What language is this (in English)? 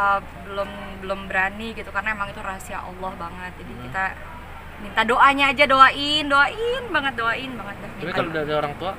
Indonesian